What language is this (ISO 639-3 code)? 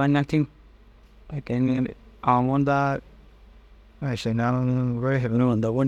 dzg